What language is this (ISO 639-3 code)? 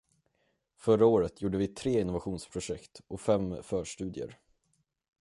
swe